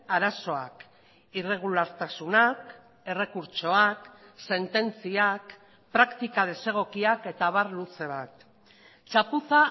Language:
Basque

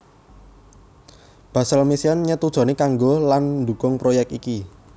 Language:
Javanese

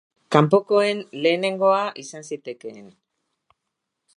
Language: Basque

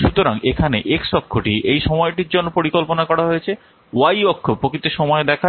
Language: Bangla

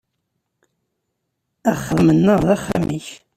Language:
Kabyle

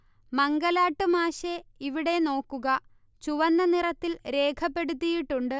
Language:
Malayalam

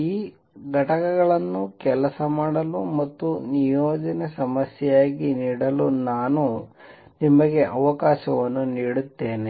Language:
Kannada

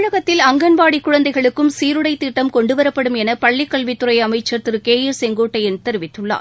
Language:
Tamil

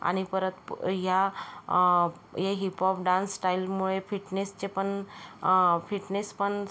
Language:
Marathi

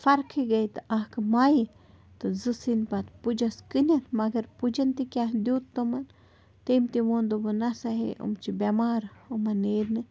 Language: Kashmiri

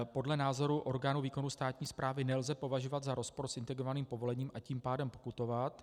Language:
Czech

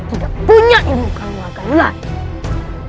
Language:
Indonesian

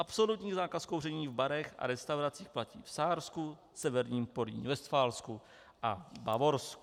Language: Czech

